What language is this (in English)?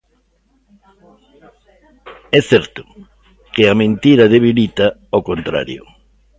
Galician